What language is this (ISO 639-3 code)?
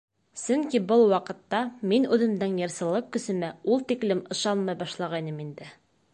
bak